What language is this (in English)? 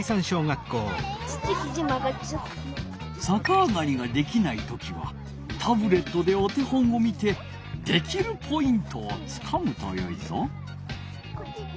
Japanese